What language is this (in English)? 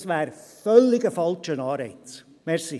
Swiss German